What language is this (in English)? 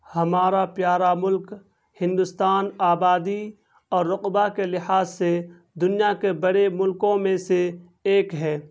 Urdu